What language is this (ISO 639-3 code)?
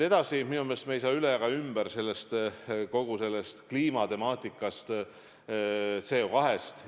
est